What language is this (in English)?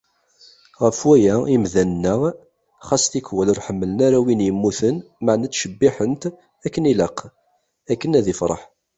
Kabyle